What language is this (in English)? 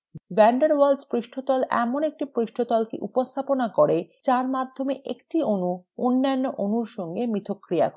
Bangla